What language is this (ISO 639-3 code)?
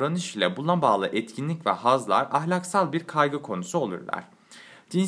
tur